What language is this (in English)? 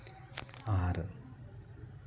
Santali